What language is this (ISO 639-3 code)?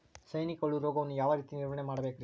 kan